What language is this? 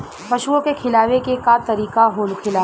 Bhojpuri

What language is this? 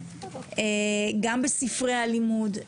Hebrew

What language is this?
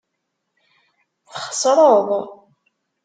Kabyle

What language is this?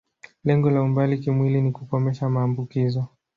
Swahili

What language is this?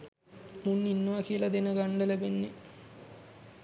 Sinhala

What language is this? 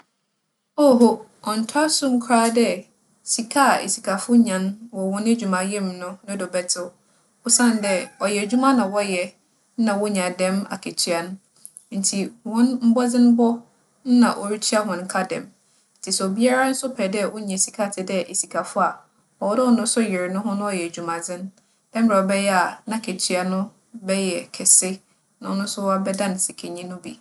Akan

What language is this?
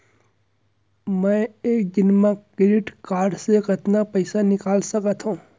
Chhattisgarhi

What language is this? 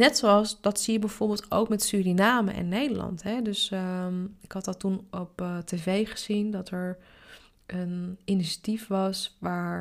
Dutch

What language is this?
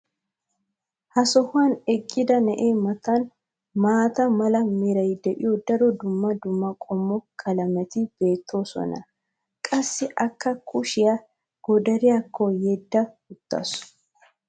Wolaytta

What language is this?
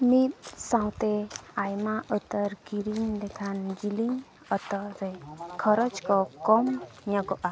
Santali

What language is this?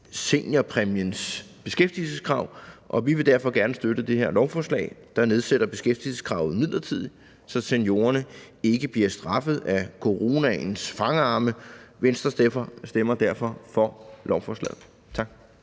Danish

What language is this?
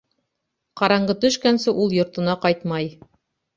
Bashkir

